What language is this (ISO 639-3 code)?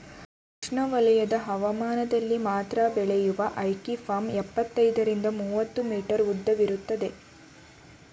kan